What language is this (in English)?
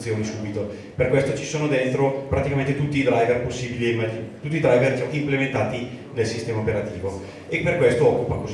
Italian